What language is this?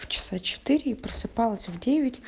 Russian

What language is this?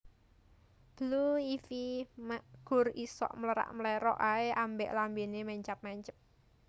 Javanese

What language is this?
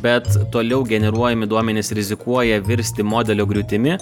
Lithuanian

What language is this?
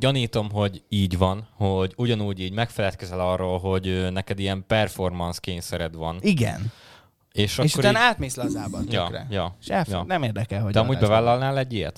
Hungarian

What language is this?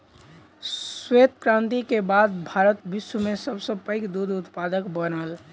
Maithili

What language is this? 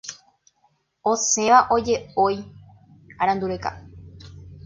Guarani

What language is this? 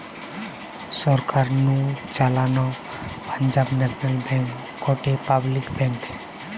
Bangla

